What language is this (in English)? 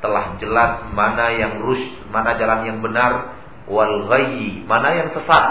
Indonesian